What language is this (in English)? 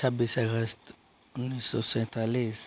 Hindi